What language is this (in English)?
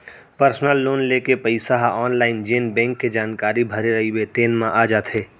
Chhattisgarhi